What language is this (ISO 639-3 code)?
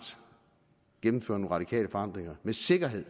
dan